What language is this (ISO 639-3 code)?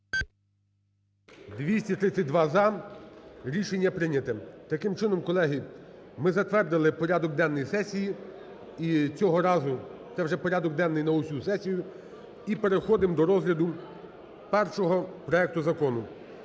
ukr